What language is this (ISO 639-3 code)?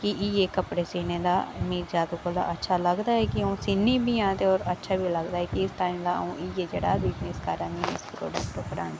doi